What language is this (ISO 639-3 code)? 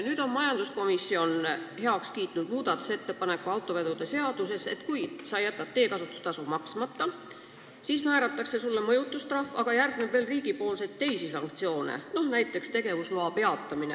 est